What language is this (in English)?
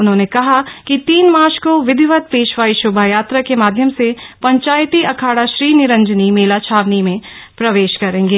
Hindi